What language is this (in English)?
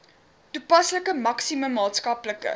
Afrikaans